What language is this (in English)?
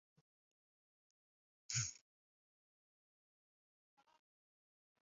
Arabic